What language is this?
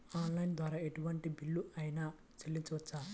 Telugu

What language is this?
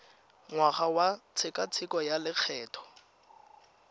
Tswana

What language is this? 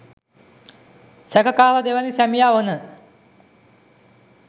Sinhala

